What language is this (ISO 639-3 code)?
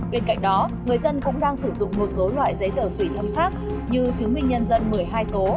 vie